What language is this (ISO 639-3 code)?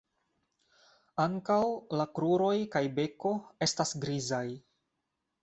epo